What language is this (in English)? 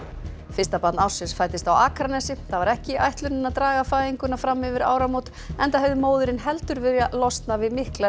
Icelandic